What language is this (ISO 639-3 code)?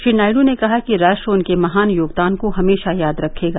hin